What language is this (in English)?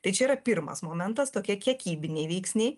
Lithuanian